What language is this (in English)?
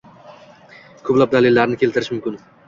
Uzbek